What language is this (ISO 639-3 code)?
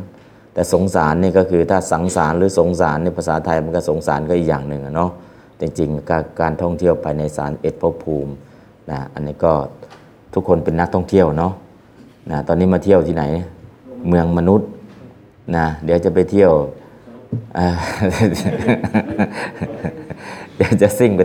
tha